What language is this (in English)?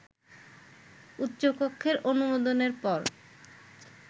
Bangla